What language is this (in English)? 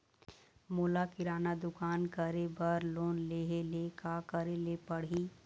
Chhattisgarhi